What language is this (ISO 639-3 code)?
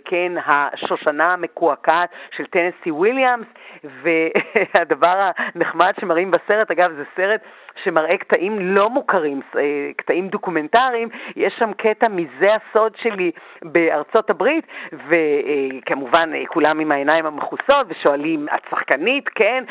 heb